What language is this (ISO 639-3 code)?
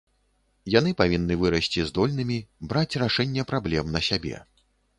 bel